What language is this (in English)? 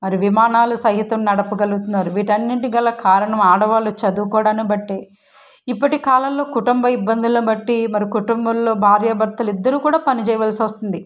Telugu